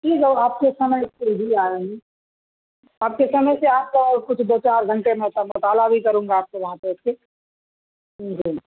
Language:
Urdu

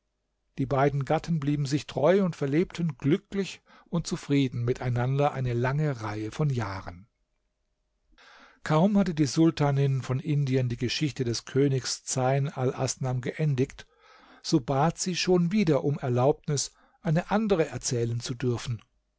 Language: German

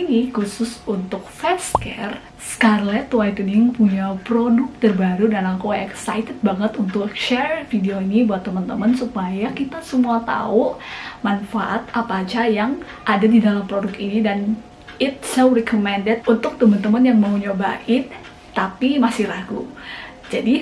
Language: Indonesian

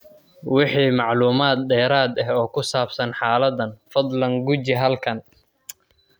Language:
Somali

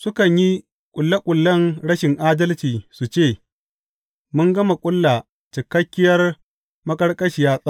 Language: Hausa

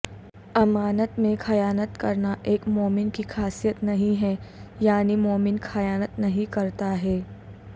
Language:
Urdu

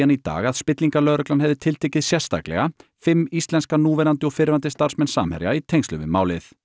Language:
Icelandic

